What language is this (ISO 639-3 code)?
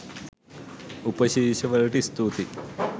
sin